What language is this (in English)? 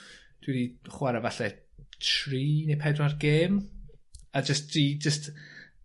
Welsh